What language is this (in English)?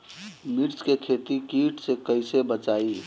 Bhojpuri